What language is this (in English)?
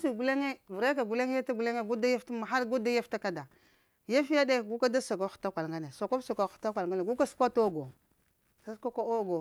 Lamang